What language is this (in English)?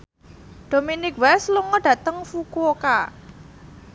Javanese